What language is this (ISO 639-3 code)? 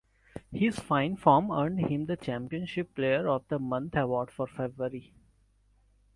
eng